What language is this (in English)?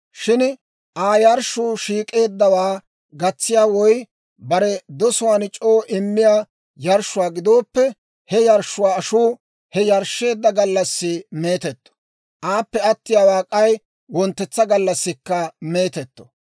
Dawro